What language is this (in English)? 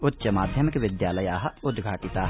Sanskrit